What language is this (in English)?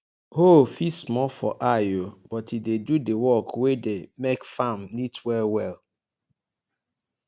Nigerian Pidgin